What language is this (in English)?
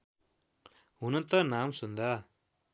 Nepali